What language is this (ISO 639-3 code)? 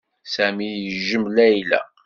kab